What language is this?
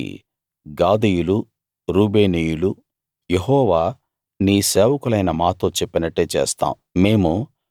Telugu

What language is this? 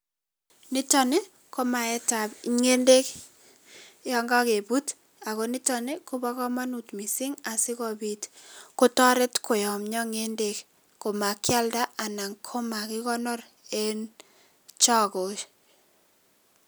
Kalenjin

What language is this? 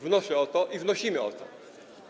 Polish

